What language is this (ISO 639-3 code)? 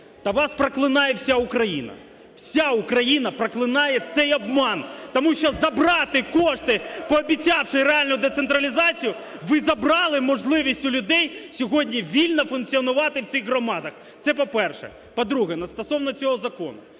ukr